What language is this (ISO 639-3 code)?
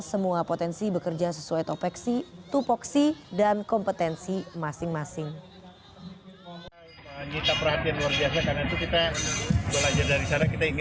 ind